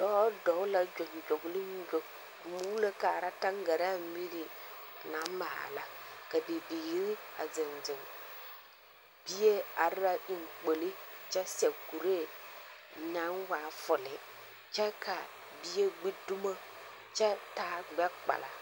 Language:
Southern Dagaare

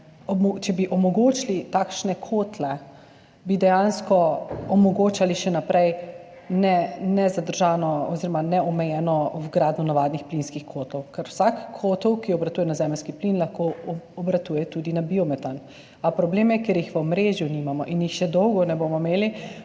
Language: Slovenian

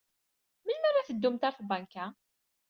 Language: Kabyle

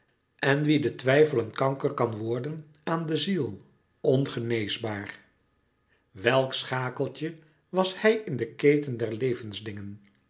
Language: Dutch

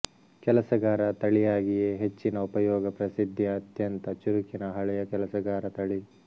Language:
Kannada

